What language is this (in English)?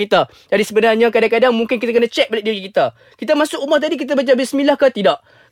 Malay